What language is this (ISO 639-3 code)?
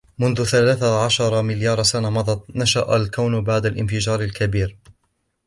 ara